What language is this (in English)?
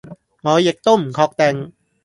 Cantonese